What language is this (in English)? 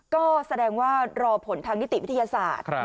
Thai